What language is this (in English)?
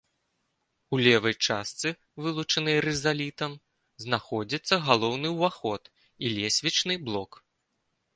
Belarusian